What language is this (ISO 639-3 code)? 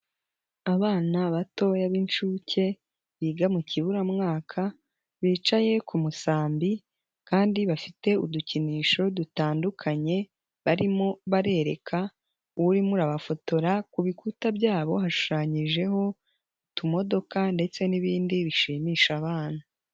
kin